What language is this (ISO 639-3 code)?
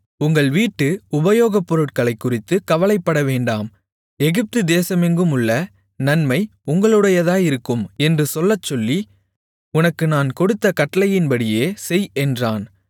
tam